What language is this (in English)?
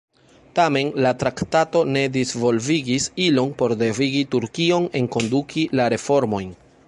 Esperanto